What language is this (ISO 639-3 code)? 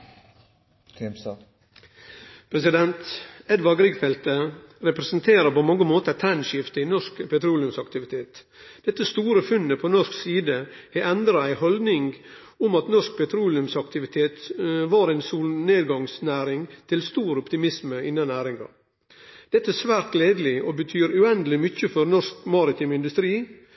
nno